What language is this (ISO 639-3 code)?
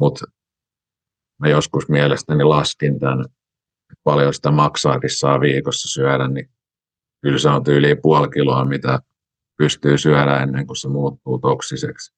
fin